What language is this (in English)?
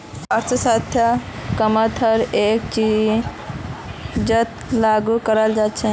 Magahi